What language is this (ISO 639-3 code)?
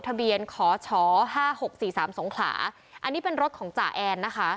tha